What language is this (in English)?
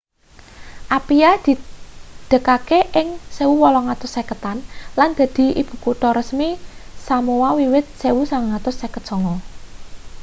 Javanese